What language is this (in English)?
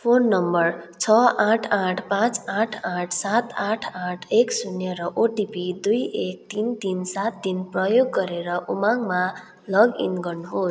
Nepali